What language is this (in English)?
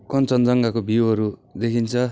Nepali